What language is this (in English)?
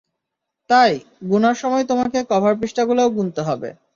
Bangla